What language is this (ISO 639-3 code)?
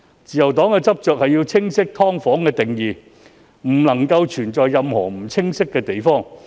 yue